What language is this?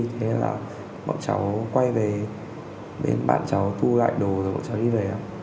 Vietnamese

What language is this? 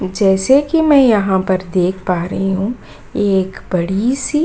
Hindi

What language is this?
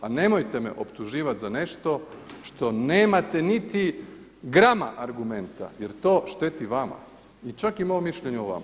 Croatian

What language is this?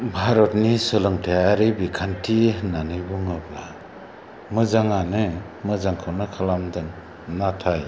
Bodo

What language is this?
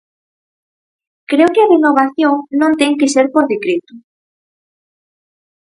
Galician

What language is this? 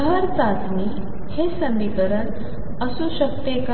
Marathi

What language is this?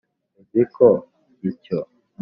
Kinyarwanda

